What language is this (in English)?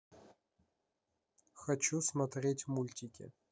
Russian